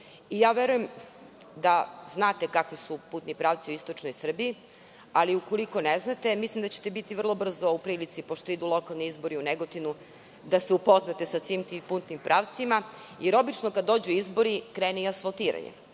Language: Serbian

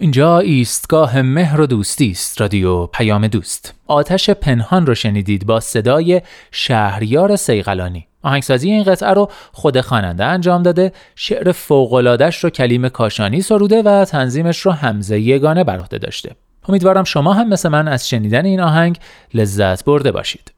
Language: Persian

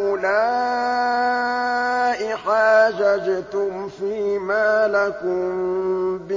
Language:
Arabic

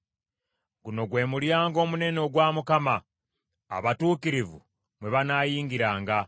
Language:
Ganda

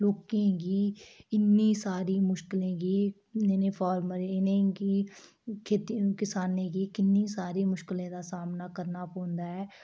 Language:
Dogri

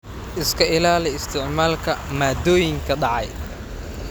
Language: Somali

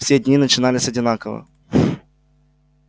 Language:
Russian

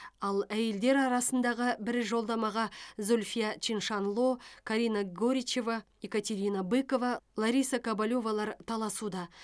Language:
Kazakh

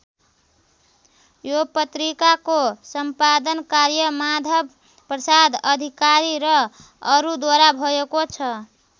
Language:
Nepali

